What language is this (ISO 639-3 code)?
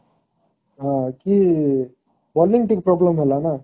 ori